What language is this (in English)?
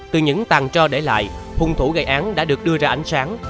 Vietnamese